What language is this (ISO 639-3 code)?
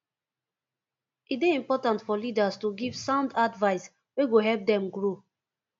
pcm